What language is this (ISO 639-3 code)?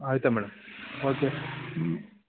kan